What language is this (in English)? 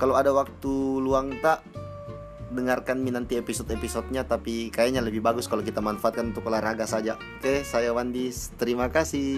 Indonesian